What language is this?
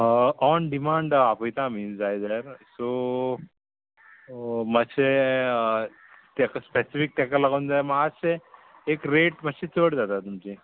Konkani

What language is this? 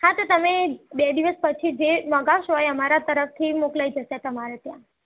Gujarati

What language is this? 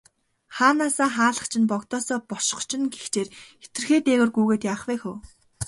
Mongolian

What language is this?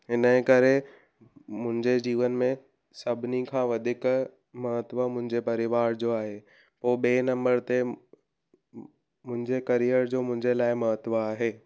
Sindhi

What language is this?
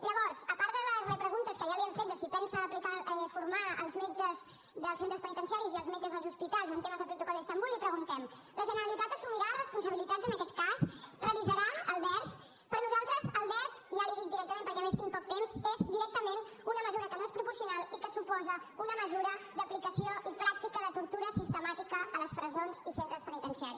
Catalan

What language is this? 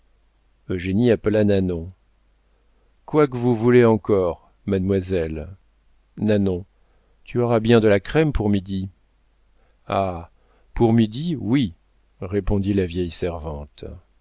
French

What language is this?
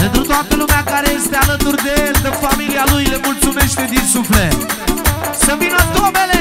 Romanian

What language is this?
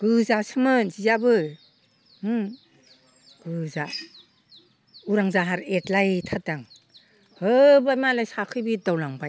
Bodo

